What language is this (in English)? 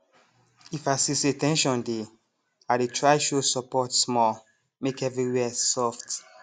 Nigerian Pidgin